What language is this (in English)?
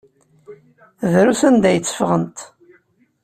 Kabyle